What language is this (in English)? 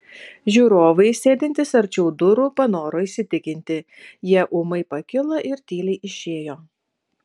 Lithuanian